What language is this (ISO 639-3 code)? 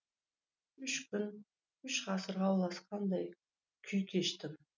kaz